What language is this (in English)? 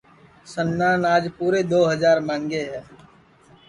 Sansi